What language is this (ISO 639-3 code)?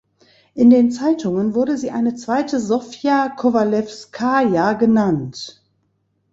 deu